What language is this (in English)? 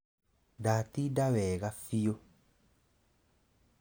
Kikuyu